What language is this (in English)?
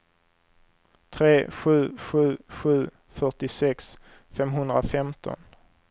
Swedish